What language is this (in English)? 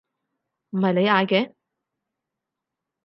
Cantonese